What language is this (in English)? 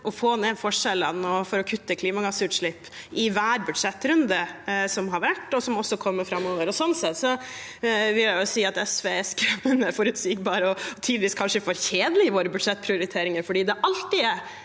Norwegian